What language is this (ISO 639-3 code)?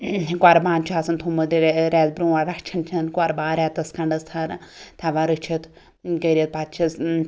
kas